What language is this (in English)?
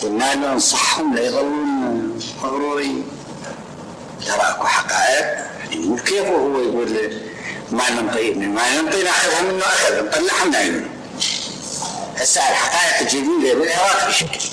Arabic